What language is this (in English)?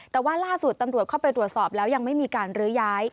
Thai